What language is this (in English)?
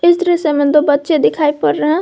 Hindi